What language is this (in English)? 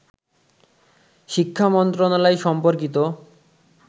Bangla